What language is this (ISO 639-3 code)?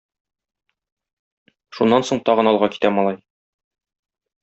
tat